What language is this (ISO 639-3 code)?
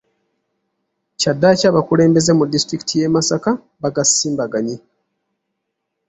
lug